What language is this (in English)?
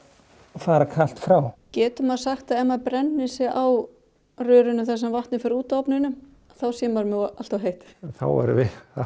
Icelandic